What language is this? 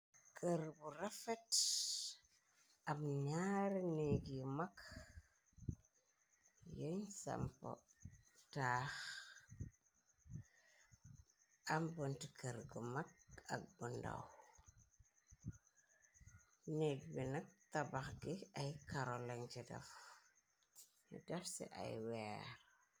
Wolof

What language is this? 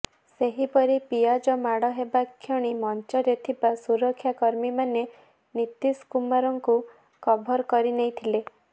Odia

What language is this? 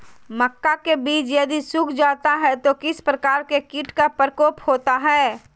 Magahi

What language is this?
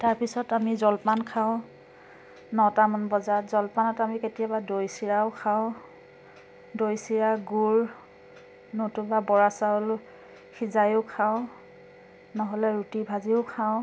Assamese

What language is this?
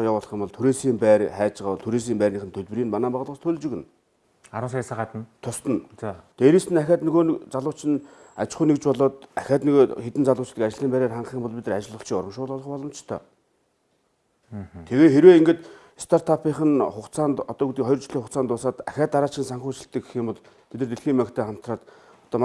Korean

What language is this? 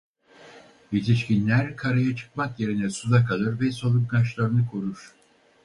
Turkish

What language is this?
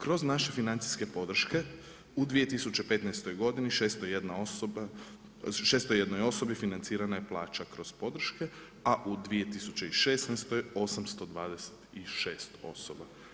Croatian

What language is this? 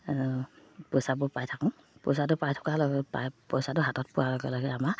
Assamese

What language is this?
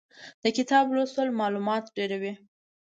Pashto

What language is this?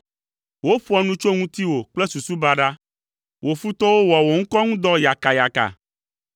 Ewe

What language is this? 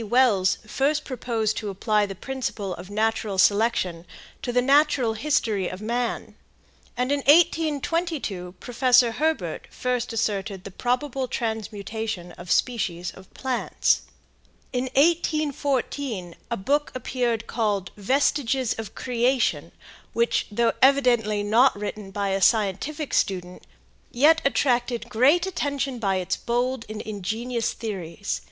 English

